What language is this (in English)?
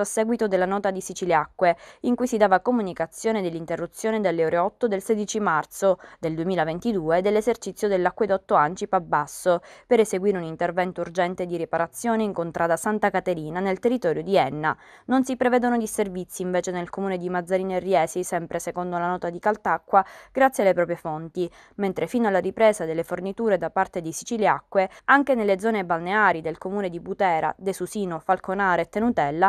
Italian